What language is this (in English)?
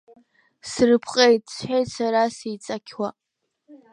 Abkhazian